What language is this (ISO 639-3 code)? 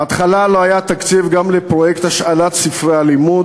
heb